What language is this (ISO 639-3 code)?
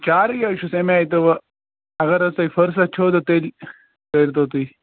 kas